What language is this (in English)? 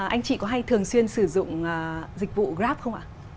Vietnamese